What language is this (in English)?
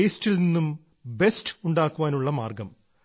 Malayalam